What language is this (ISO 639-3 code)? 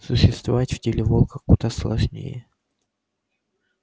rus